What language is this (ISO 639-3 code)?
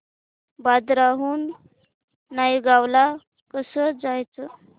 mar